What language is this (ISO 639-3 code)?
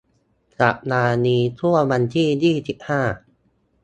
tha